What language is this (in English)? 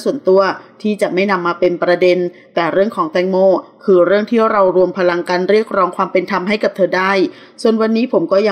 Thai